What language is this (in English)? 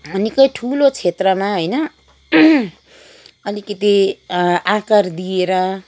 Nepali